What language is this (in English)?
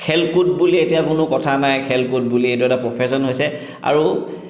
Assamese